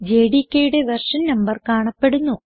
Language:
Malayalam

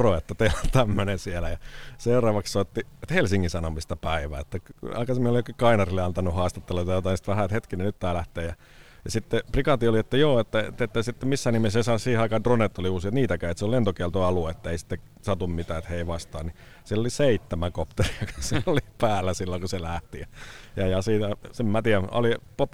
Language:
Finnish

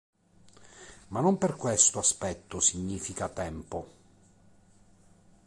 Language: Italian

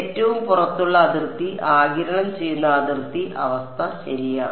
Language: Malayalam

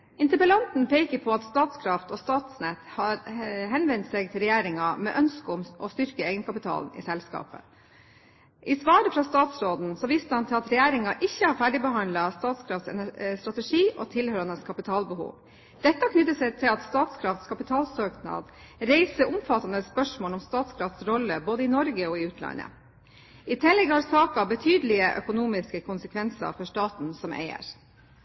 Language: Norwegian Bokmål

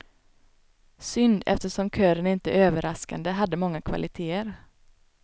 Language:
Swedish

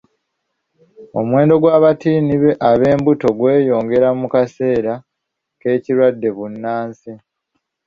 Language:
Ganda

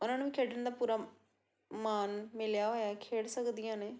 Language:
Punjabi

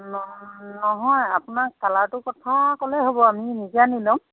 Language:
Assamese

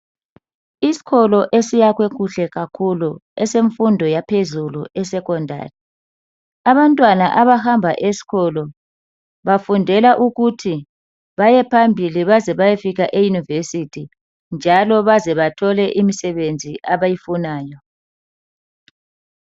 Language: North Ndebele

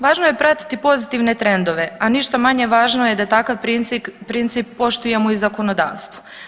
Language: Croatian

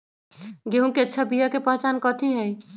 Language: Magahi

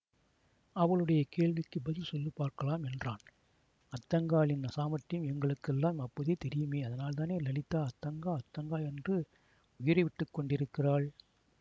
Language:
Tamil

